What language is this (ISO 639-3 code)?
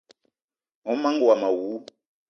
eto